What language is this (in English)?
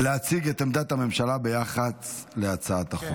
Hebrew